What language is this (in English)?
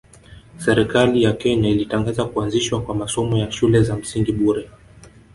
Swahili